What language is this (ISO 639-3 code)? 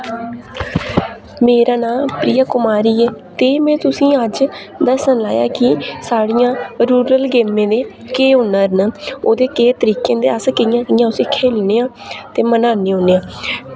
doi